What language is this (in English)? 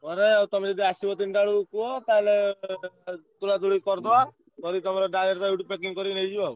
Odia